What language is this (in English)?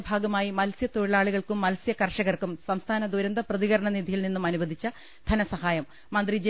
Malayalam